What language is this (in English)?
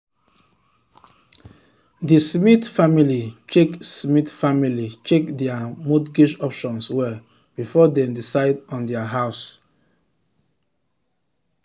Nigerian Pidgin